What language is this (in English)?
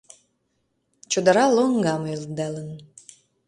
Mari